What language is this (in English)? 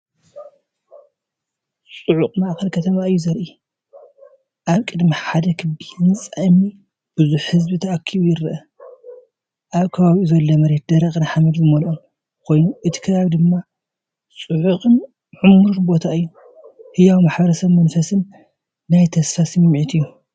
Tigrinya